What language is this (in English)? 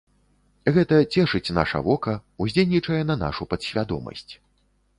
Belarusian